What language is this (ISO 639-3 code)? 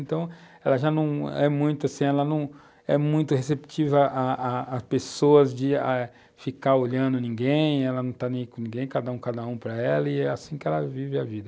por